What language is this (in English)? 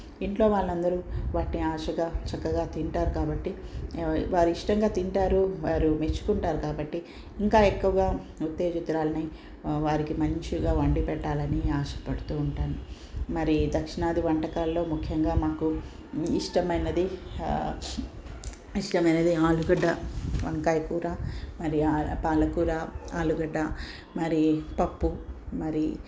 Telugu